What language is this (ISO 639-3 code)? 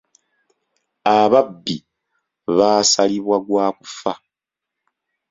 lug